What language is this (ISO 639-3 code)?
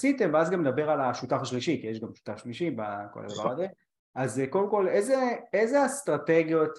heb